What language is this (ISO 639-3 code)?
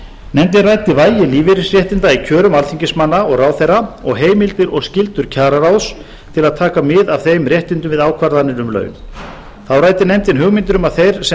isl